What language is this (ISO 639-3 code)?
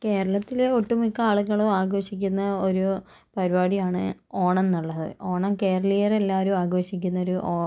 mal